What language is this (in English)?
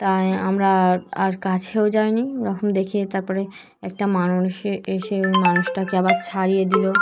Bangla